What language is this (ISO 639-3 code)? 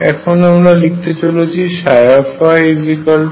ben